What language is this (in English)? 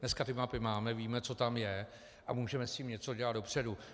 Czech